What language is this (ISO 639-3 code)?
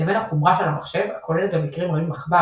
heb